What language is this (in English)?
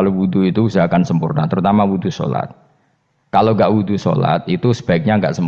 Indonesian